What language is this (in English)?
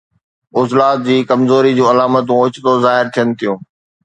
Sindhi